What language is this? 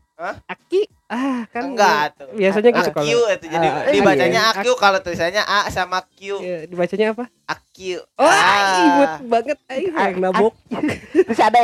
Indonesian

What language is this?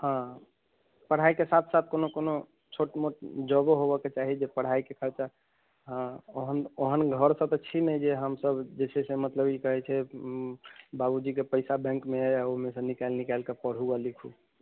Maithili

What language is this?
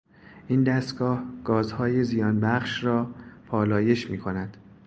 Persian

